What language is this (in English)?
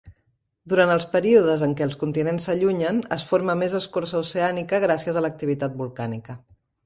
Catalan